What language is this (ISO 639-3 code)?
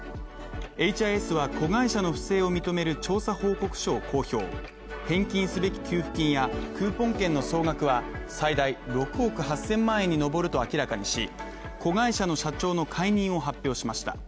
jpn